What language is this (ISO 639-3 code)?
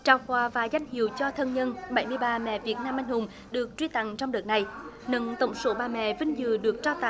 vie